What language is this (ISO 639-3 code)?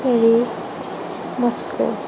asm